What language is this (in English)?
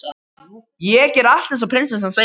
Icelandic